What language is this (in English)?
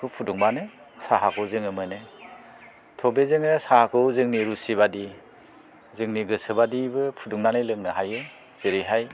Bodo